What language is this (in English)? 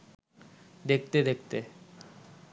Bangla